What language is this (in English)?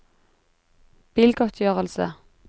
Norwegian